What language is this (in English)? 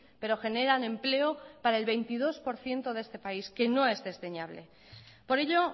Spanish